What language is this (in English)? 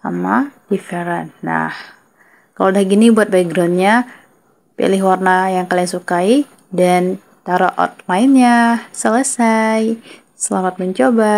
Indonesian